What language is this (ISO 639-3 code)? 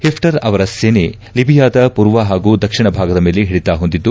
kan